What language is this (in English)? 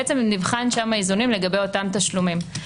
Hebrew